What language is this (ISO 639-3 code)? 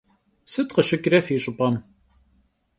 kbd